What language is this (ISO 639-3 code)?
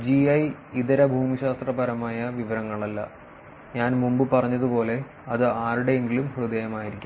mal